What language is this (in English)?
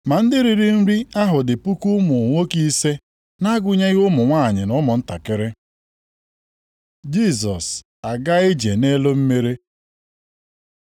Igbo